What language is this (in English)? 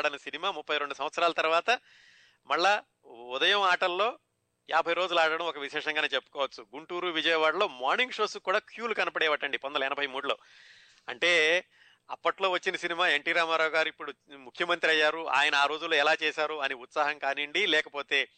Telugu